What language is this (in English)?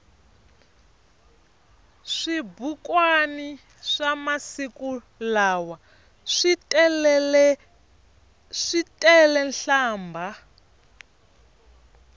Tsonga